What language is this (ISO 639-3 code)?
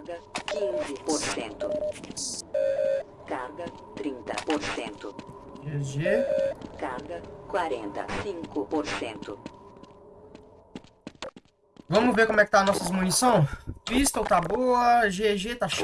por